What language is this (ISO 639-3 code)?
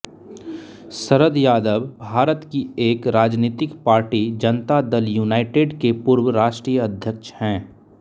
hin